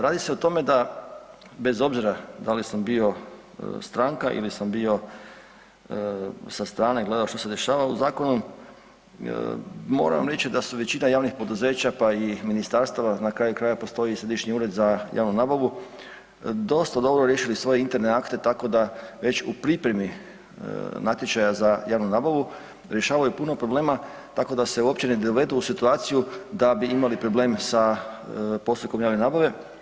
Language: Croatian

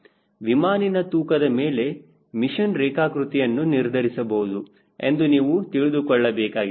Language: Kannada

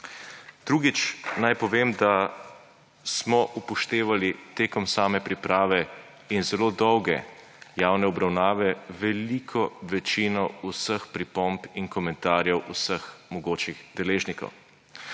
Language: Slovenian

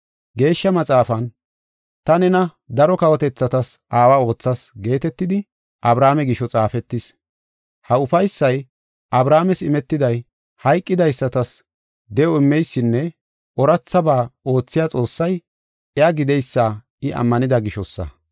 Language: Gofa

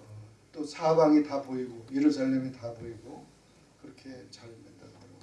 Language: Korean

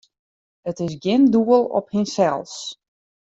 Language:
Western Frisian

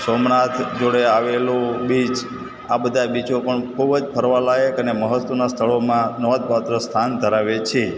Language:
Gujarati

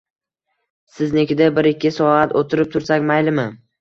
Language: Uzbek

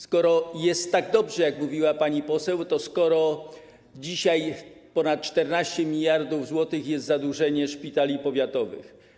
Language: Polish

